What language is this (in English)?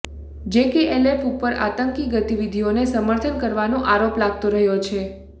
Gujarati